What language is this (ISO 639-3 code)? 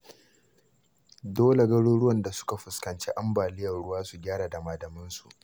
hau